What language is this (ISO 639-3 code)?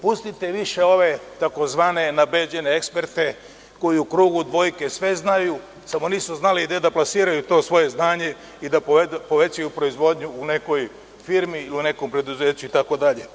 srp